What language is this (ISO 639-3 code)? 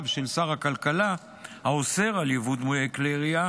heb